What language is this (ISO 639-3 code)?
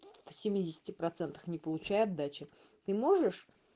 rus